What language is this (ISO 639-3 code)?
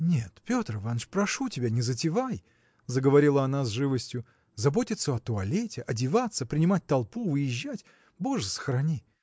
rus